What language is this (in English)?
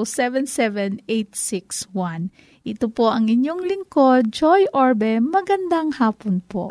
Filipino